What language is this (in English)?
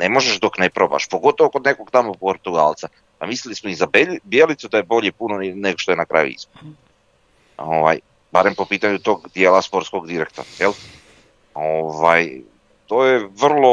Croatian